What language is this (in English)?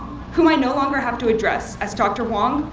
English